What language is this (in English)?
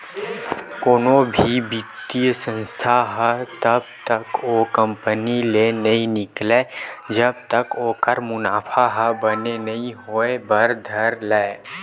Chhattisgarhi